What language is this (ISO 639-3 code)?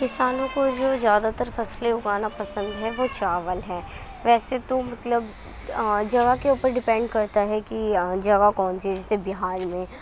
urd